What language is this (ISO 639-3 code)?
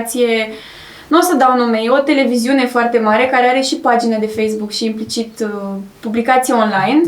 ron